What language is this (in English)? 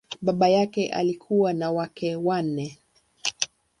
Swahili